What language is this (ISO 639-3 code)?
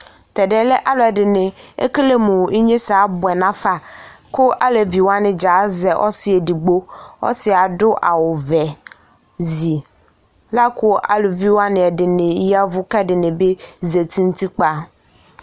kpo